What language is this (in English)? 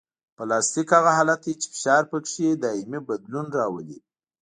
Pashto